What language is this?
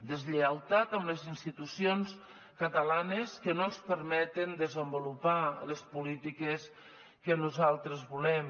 Catalan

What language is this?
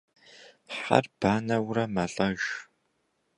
Kabardian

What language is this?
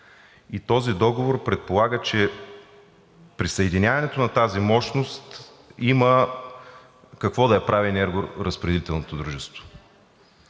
Bulgarian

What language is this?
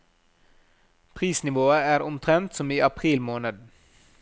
Norwegian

